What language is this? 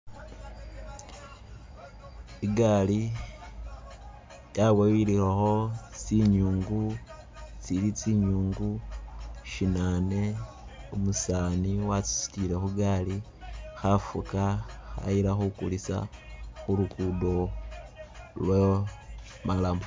Masaaba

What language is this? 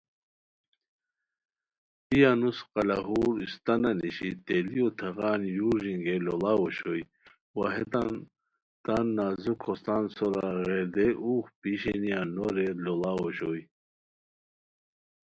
Khowar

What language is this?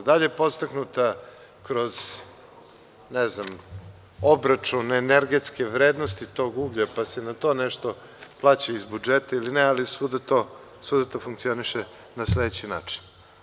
Serbian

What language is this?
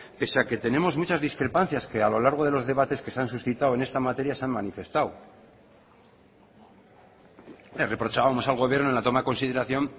Spanish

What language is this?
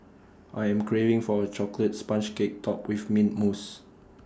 English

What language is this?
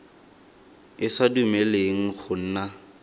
Tswana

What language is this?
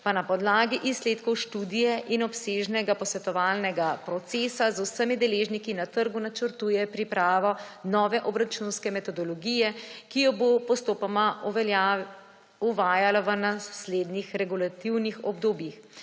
Slovenian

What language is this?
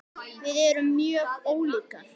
Icelandic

